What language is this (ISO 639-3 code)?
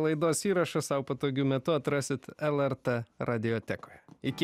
lit